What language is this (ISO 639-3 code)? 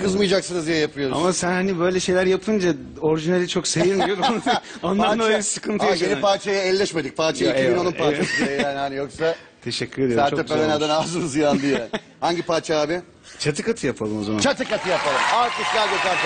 tur